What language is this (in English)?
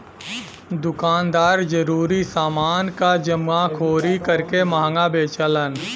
Bhojpuri